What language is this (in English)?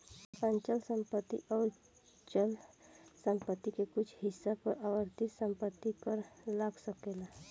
Bhojpuri